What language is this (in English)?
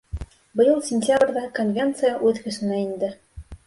Bashkir